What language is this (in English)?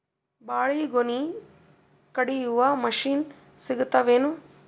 Kannada